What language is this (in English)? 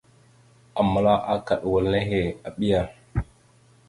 Mada (Cameroon)